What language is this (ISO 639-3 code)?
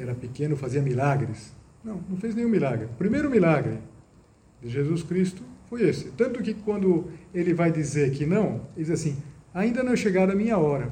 por